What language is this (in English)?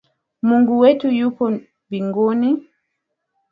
Swahili